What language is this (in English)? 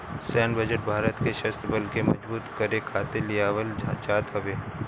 Bhojpuri